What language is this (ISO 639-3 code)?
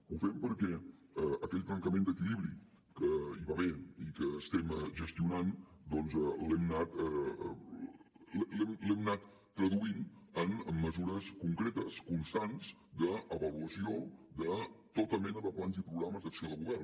cat